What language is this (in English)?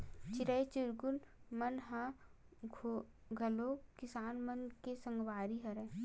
Chhattisgarhi